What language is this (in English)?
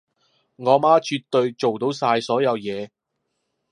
Cantonese